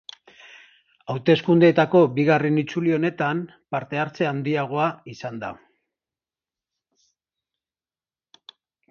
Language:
Basque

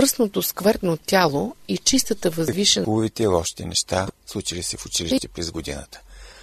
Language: Bulgarian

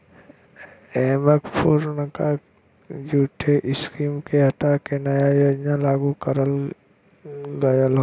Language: Bhojpuri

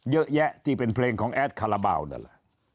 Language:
Thai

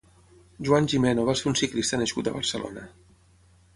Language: Catalan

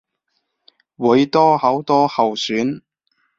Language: Cantonese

